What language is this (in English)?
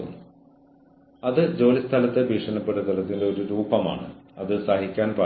Malayalam